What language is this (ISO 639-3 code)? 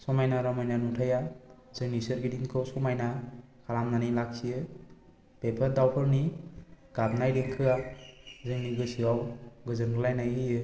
brx